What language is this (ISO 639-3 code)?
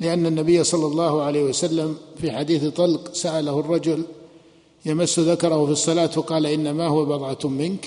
ara